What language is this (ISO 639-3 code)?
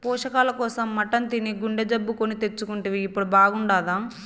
tel